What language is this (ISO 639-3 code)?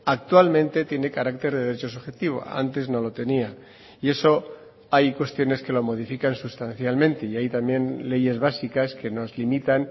spa